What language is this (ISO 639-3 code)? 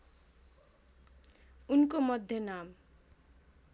nep